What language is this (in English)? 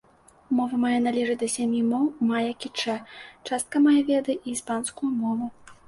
Belarusian